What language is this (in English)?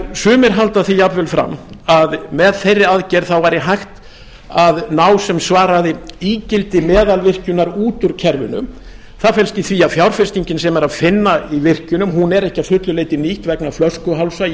Icelandic